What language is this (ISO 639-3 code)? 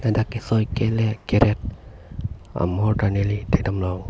mjw